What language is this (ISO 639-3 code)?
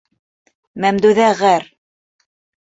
bak